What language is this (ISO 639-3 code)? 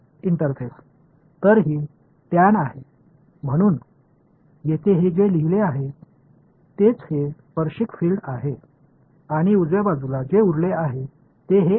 mar